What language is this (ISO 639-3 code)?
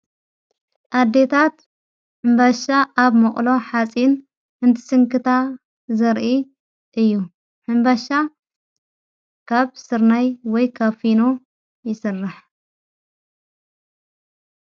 tir